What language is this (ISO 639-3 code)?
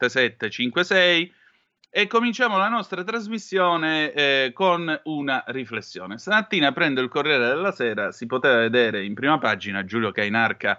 ita